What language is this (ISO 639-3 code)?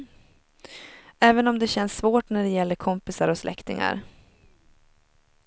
swe